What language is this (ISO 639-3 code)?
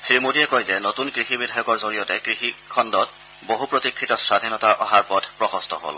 asm